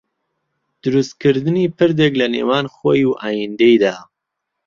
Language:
Central Kurdish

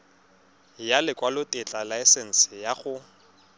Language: Tswana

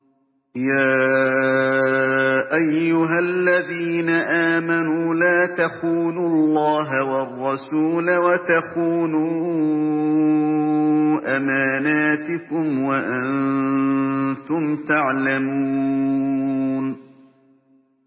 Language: Arabic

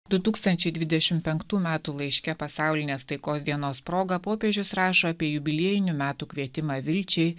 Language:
Lithuanian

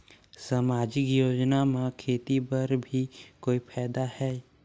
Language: Chhattisgarhi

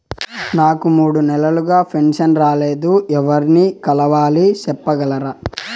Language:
Telugu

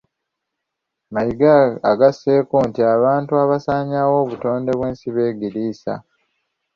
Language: Ganda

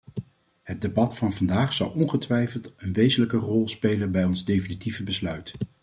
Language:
Dutch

